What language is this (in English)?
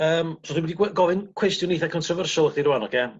Welsh